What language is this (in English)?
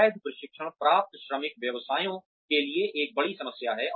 Hindi